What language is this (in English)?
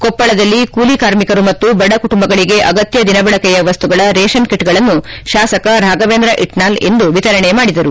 Kannada